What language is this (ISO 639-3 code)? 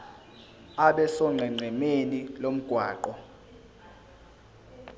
zul